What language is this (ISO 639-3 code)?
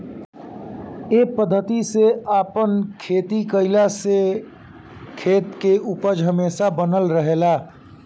bho